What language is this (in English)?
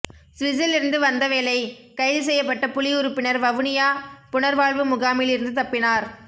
Tamil